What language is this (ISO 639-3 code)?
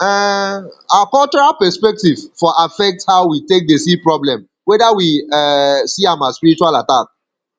pcm